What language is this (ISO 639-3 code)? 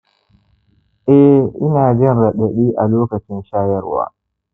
hau